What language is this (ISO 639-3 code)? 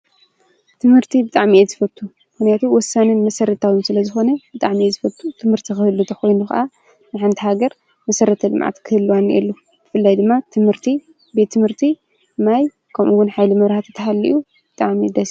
tir